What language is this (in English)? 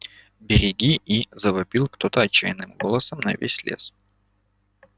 Russian